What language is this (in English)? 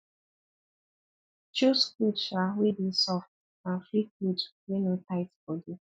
Nigerian Pidgin